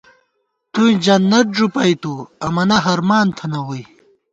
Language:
Gawar-Bati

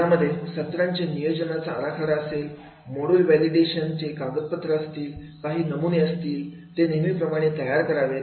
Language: Marathi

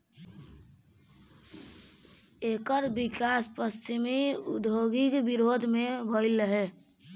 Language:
Bhojpuri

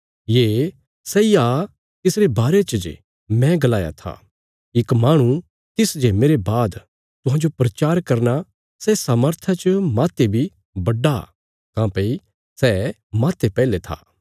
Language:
Bilaspuri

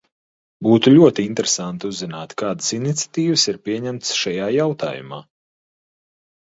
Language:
Latvian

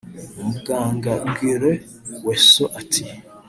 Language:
Kinyarwanda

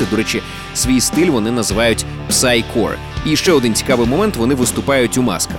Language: Ukrainian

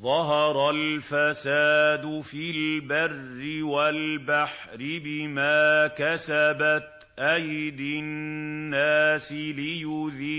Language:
Arabic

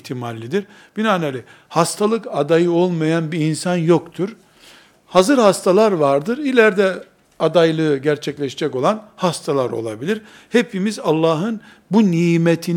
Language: Turkish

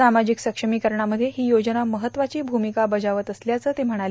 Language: Marathi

